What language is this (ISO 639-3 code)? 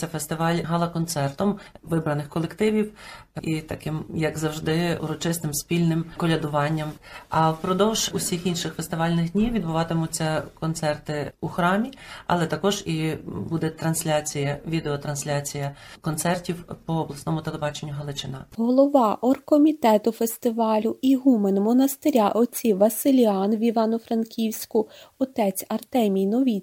ukr